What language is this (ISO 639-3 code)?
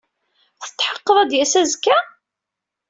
kab